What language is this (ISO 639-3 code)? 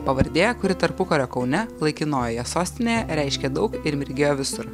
lit